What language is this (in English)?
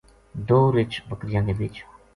Gujari